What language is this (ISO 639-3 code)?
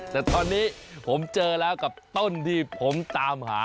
tha